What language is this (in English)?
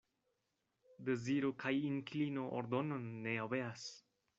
Esperanto